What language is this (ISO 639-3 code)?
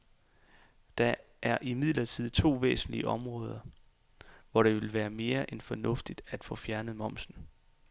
dan